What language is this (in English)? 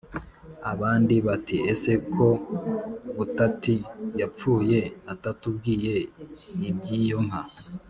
Kinyarwanda